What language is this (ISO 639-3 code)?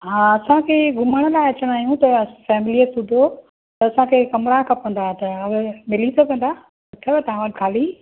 snd